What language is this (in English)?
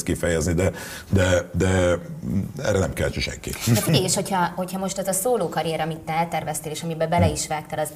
Hungarian